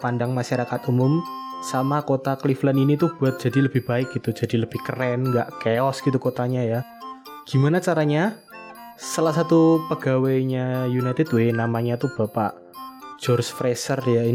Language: Indonesian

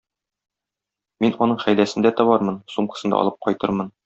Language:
Tatar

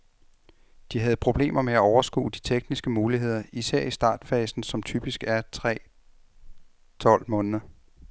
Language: Danish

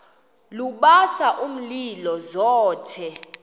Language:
Xhosa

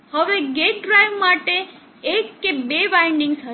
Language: Gujarati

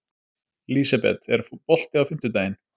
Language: Icelandic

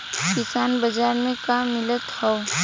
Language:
Bhojpuri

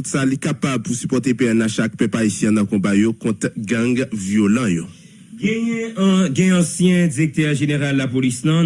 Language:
French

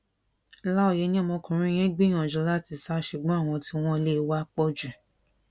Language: Yoruba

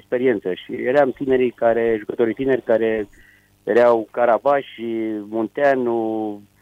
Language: Romanian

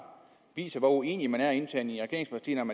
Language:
Danish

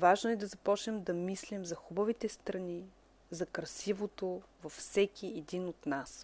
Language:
Bulgarian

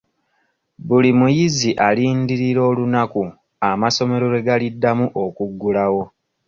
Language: Ganda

